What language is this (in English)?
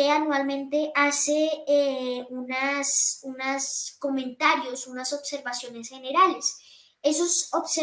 Spanish